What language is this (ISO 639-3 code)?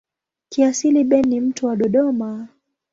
swa